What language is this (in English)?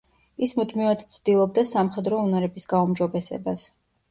Georgian